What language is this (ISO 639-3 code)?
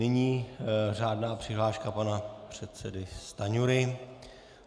ces